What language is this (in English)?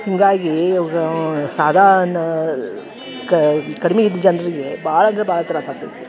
Kannada